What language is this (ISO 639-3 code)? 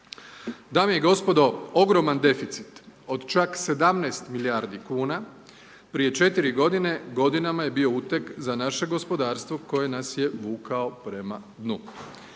hrv